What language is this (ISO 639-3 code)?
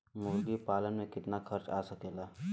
bho